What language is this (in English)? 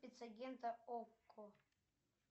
Russian